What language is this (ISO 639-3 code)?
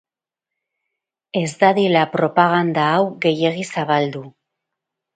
eus